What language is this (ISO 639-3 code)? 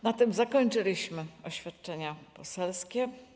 pol